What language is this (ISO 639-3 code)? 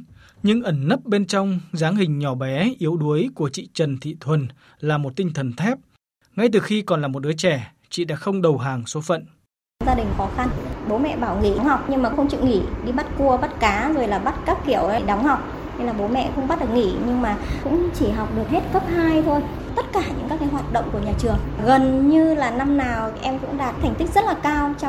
vie